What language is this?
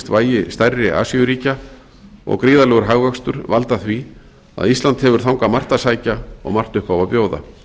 Icelandic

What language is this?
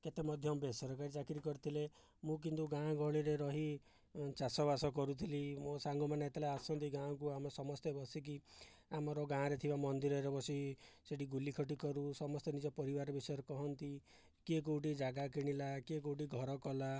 Odia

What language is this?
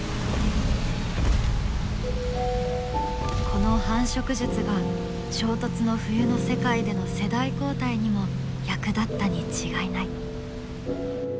Japanese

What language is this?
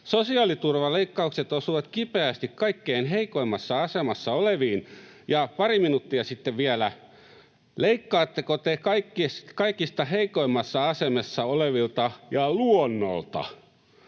Finnish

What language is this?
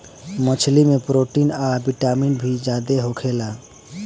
Bhojpuri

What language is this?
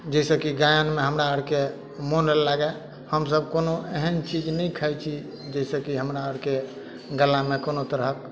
Maithili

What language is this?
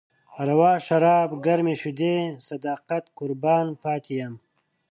Pashto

